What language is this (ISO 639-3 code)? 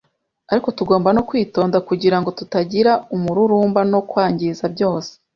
kin